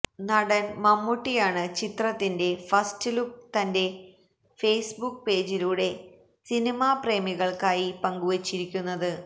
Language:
Malayalam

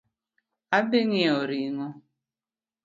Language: Luo (Kenya and Tanzania)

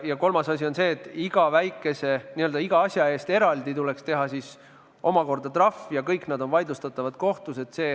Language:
Estonian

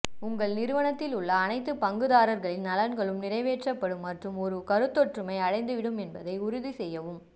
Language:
Tamil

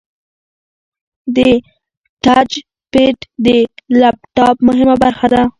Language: Pashto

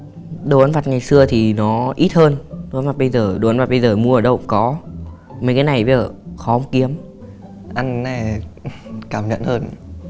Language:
Vietnamese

